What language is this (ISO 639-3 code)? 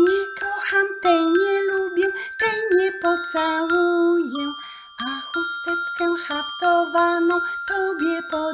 pol